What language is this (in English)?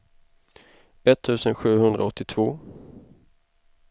Swedish